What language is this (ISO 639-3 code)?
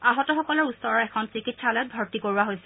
asm